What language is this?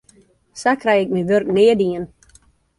Western Frisian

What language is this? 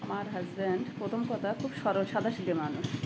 Bangla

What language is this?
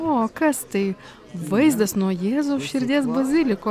Lithuanian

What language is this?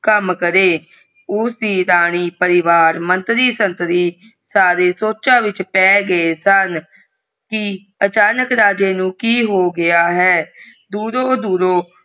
Punjabi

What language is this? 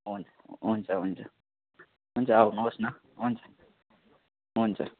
Nepali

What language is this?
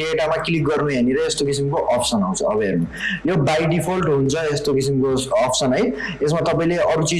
Nepali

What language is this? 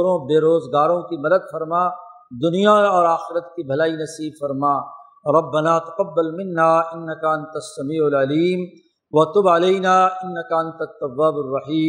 Urdu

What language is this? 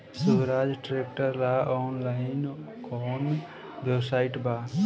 Bhojpuri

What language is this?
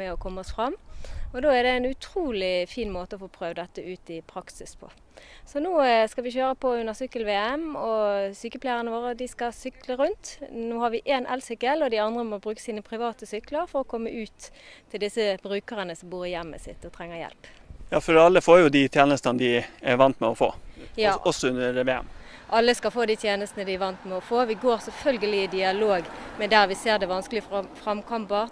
Norwegian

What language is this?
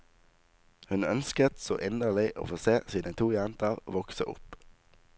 Norwegian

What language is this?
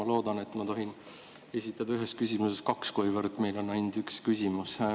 Estonian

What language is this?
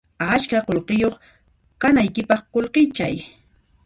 Puno Quechua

